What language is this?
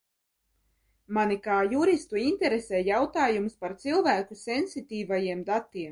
Latvian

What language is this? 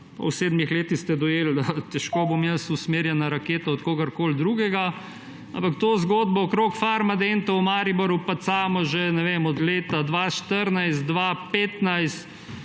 Slovenian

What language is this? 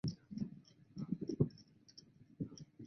Chinese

